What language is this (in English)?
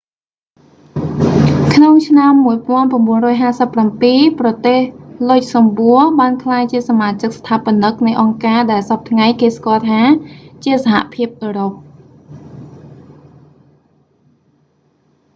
Khmer